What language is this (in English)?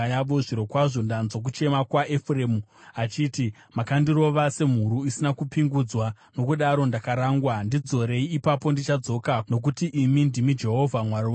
Shona